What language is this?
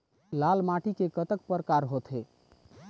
Chhattisgarhi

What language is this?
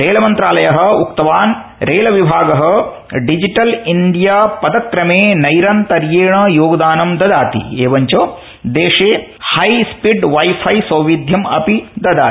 Sanskrit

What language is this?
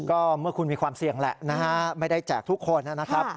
Thai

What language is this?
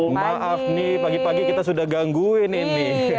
Indonesian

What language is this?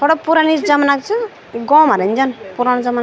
Garhwali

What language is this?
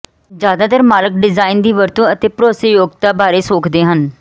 Punjabi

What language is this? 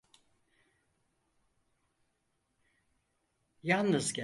Turkish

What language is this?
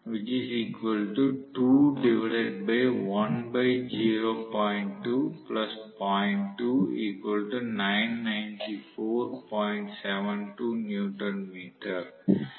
Tamil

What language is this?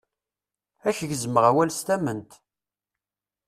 Kabyle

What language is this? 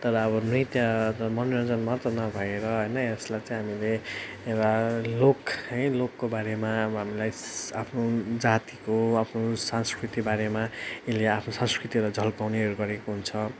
Nepali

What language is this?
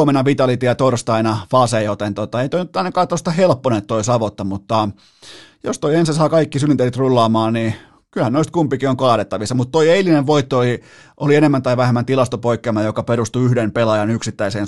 Finnish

